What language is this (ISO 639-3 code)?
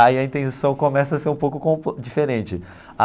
por